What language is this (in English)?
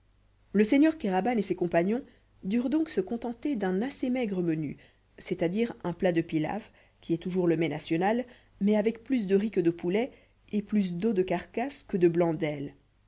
French